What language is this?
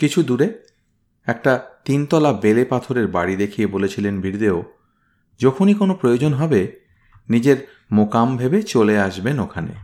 Bangla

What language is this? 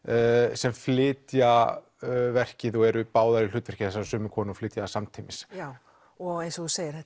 Icelandic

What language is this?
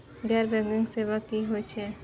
Maithili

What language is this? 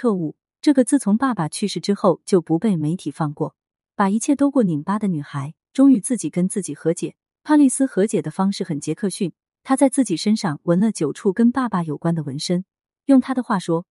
Chinese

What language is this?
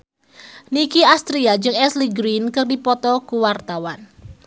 Sundanese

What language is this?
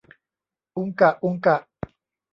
Thai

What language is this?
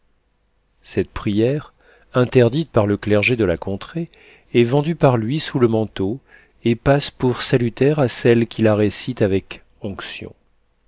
French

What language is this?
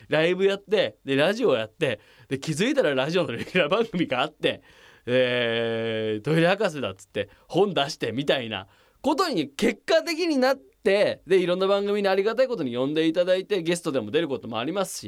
Japanese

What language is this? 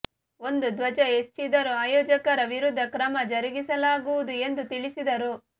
Kannada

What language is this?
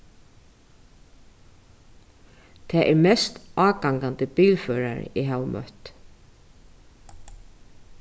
Faroese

